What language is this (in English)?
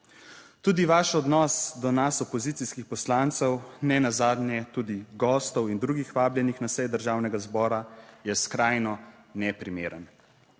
Slovenian